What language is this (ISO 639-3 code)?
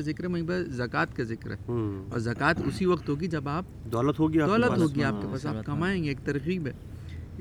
urd